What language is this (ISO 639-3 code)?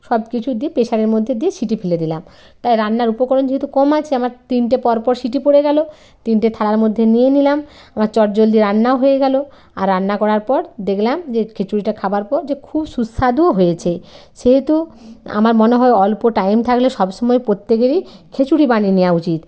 ben